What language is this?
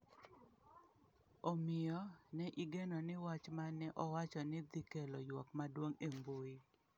Luo (Kenya and Tanzania)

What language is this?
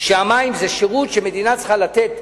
Hebrew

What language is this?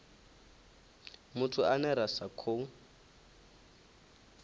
Venda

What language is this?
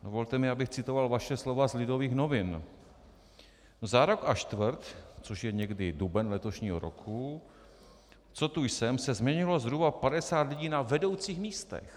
Czech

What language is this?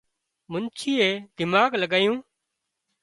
Wadiyara Koli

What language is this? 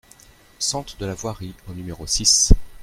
French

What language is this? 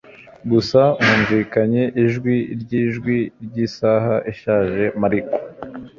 Kinyarwanda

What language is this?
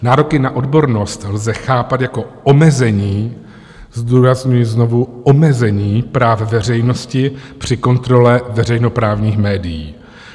Czech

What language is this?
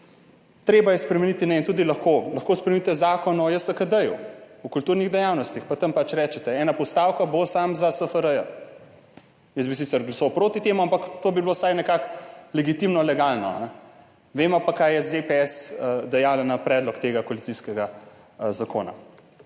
Slovenian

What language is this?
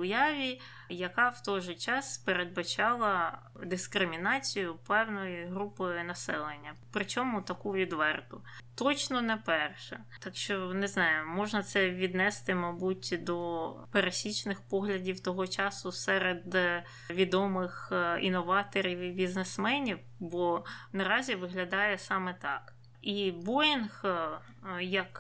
Ukrainian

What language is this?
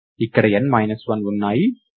Telugu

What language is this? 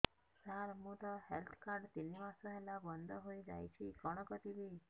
Odia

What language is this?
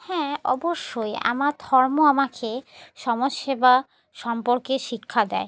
Bangla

